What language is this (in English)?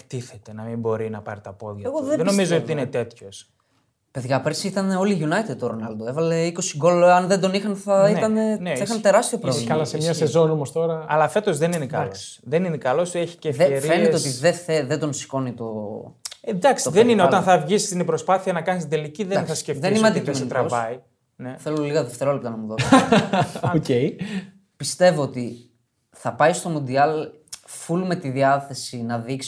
Greek